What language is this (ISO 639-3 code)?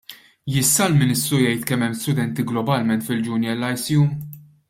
mlt